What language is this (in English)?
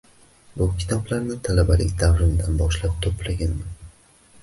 Uzbek